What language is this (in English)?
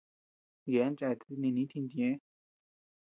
Tepeuxila Cuicatec